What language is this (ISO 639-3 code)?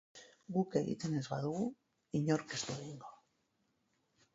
eus